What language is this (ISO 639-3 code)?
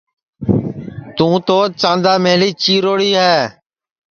ssi